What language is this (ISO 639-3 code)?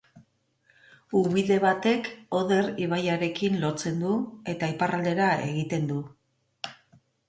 eus